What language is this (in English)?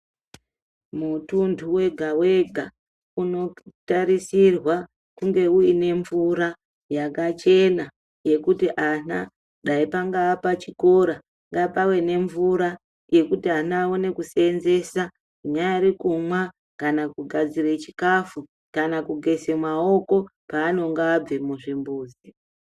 Ndau